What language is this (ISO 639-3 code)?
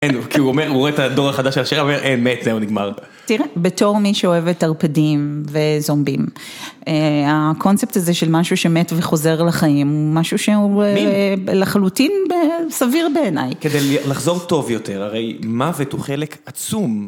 heb